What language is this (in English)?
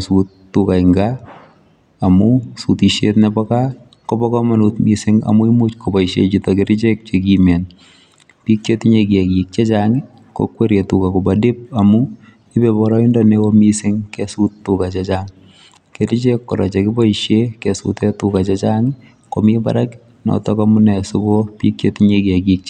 Kalenjin